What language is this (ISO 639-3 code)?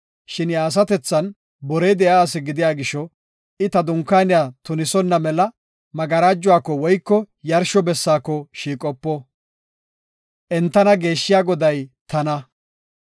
gof